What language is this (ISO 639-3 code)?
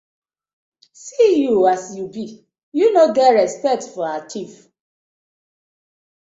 pcm